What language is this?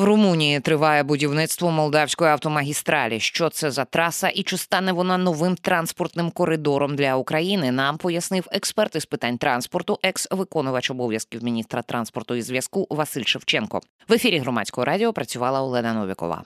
Ukrainian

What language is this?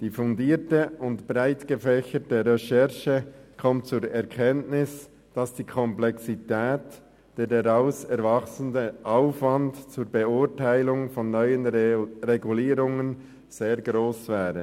Swiss German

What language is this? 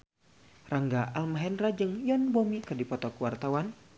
Sundanese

